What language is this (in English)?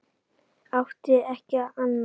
Icelandic